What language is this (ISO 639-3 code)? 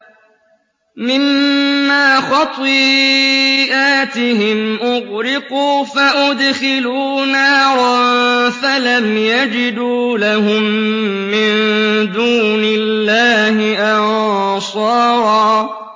ara